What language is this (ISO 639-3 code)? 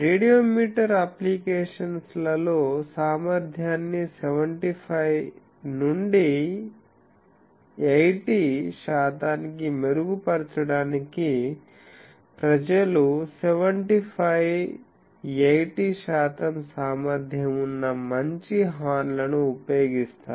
tel